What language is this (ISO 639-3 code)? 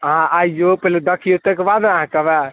mai